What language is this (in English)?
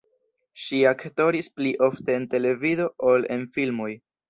Esperanto